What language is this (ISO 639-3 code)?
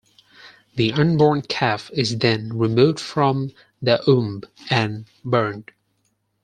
eng